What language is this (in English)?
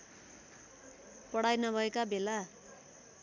Nepali